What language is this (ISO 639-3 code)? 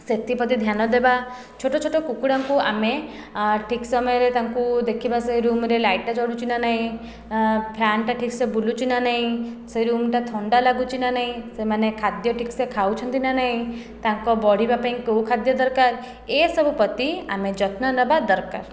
ori